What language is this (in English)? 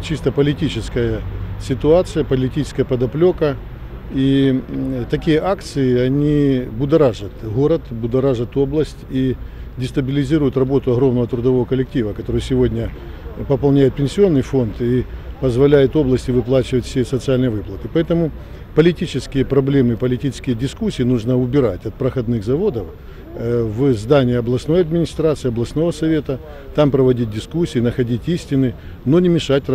Russian